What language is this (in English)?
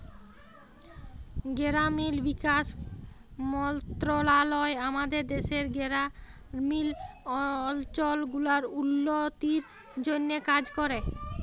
Bangla